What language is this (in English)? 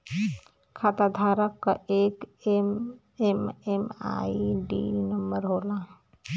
Bhojpuri